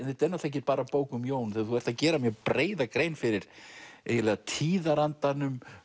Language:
Icelandic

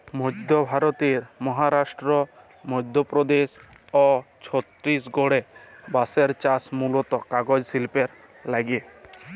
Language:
Bangla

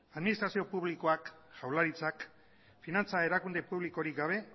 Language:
Basque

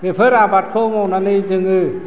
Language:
Bodo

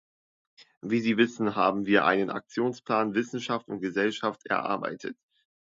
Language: German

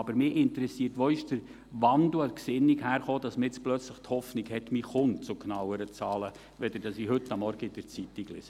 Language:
Swiss German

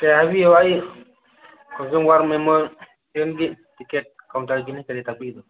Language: Manipuri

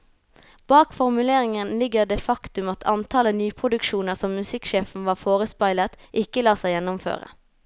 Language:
Norwegian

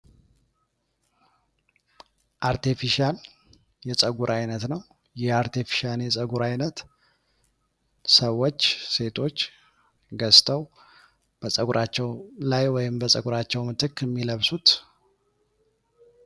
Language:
Amharic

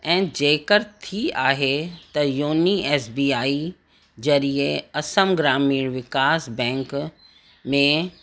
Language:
Sindhi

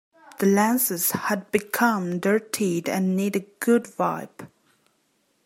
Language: English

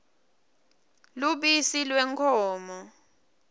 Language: Swati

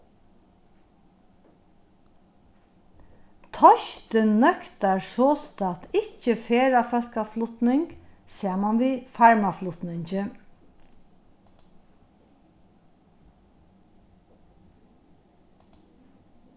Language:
Faroese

